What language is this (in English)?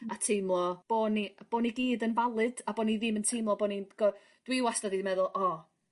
Welsh